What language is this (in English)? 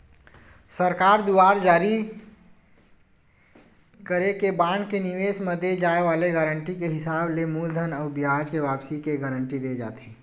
Chhattisgarhi